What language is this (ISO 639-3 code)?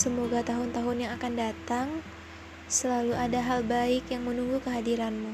ind